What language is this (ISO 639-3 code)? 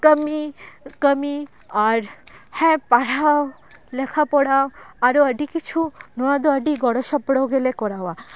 sat